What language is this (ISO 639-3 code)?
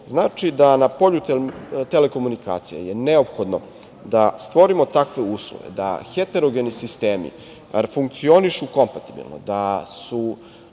srp